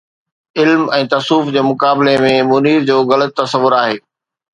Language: Sindhi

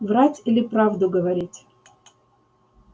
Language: Russian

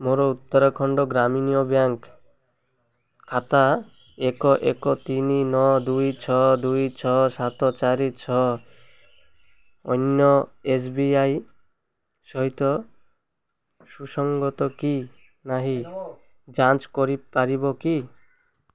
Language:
Odia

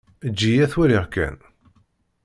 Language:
Kabyle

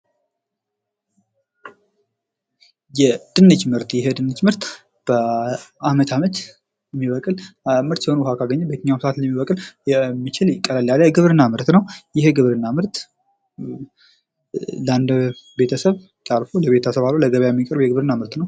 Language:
Amharic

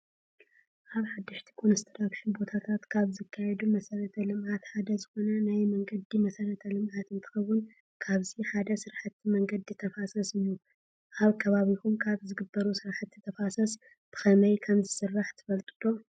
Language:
Tigrinya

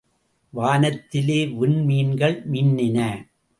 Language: Tamil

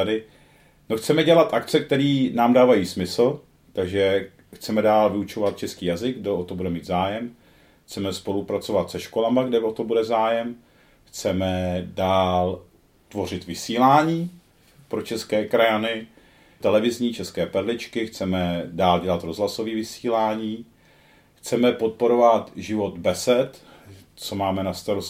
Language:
Czech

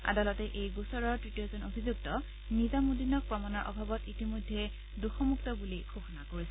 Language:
Assamese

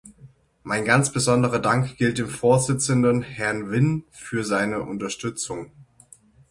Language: German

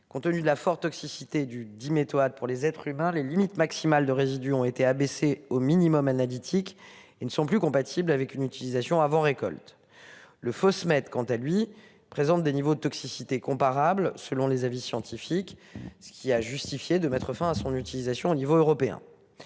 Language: French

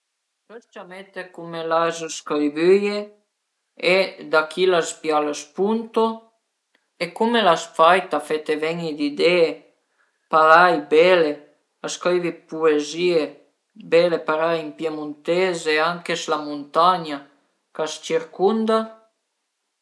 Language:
Piedmontese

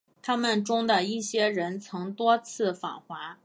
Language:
Chinese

